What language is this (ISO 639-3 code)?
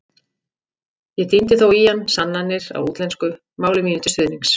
isl